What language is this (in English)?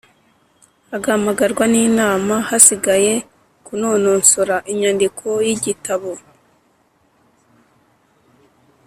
Kinyarwanda